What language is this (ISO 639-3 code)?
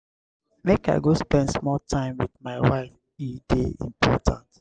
pcm